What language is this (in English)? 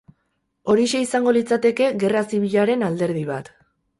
Basque